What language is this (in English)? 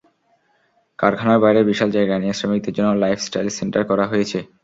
Bangla